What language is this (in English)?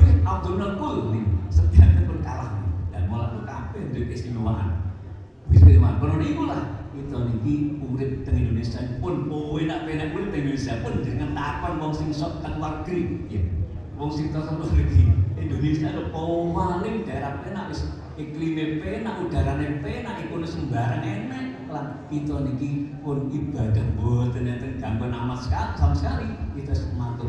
Indonesian